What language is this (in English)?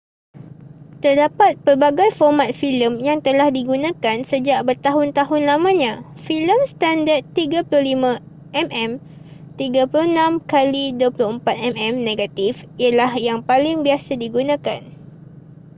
Malay